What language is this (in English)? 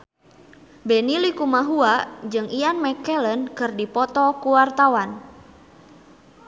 Sundanese